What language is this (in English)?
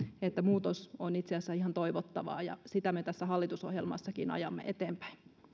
Finnish